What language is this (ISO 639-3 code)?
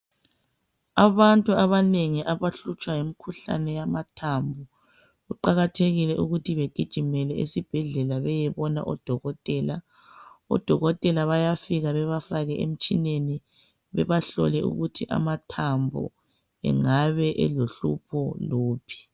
nde